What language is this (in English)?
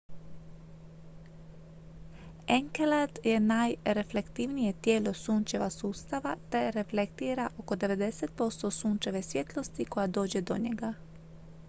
Croatian